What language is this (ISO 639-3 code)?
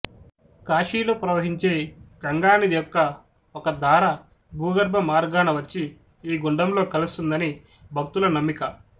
tel